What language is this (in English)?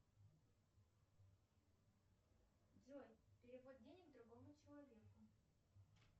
Russian